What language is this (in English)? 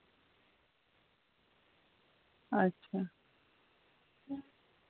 Dogri